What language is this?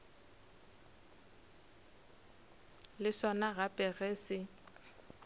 Northern Sotho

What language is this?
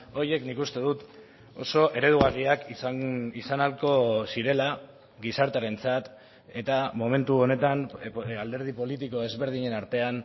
Basque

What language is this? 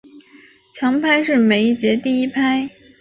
Chinese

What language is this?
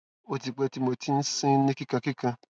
Yoruba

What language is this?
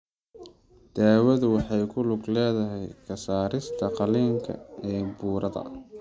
Somali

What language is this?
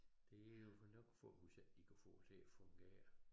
Danish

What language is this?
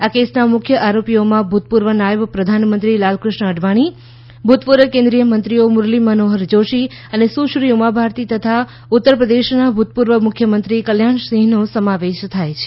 Gujarati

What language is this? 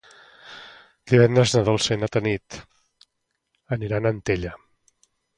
Catalan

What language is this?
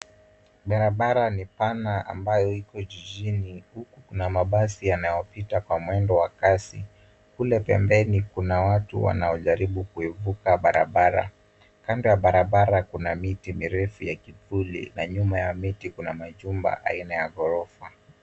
Swahili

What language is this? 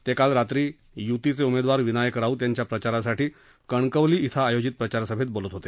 Marathi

